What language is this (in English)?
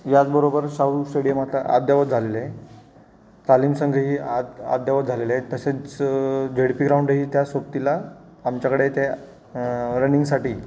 Marathi